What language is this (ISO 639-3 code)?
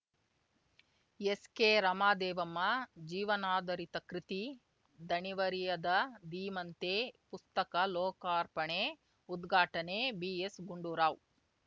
kan